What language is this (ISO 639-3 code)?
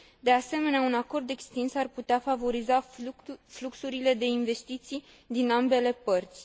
ron